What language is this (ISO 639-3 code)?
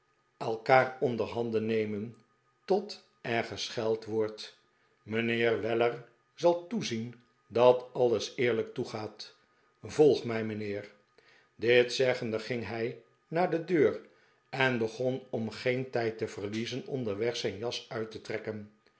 nld